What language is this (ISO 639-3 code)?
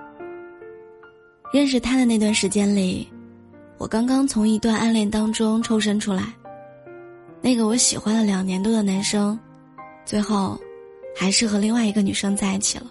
zho